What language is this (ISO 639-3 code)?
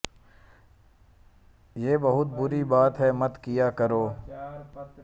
hin